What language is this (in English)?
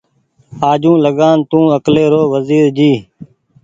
Goaria